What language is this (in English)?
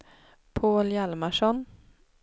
Swedish